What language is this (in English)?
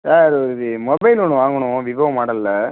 Tamil